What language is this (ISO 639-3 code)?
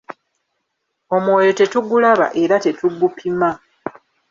lug